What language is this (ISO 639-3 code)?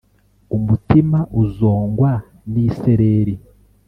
kin